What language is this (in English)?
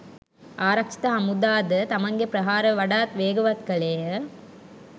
Sinhala